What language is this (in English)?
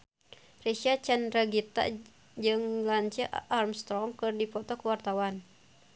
Sundanese